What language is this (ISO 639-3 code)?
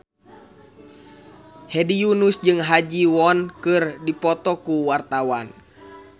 sun